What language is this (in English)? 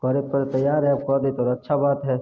Maithili